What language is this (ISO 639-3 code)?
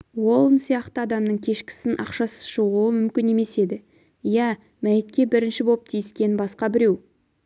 kaz